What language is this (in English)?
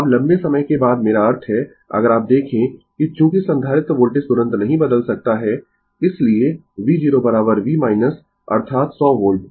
Hindi